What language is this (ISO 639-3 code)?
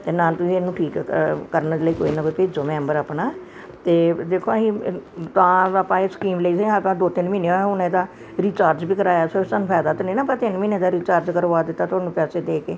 pan